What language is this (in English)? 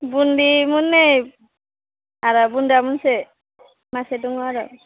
Bodo